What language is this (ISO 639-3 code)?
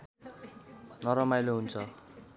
nep